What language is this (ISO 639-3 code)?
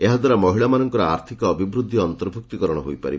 ori